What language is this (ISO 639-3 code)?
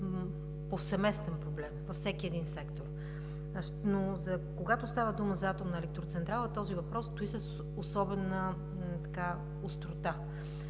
bul